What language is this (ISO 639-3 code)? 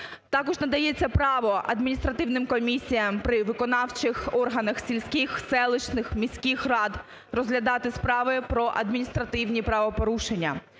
ukr